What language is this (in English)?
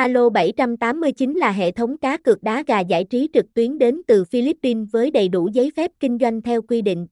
Vietnamese